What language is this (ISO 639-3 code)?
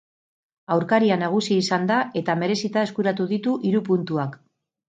eus